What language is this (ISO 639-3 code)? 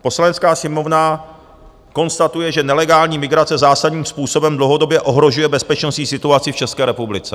ces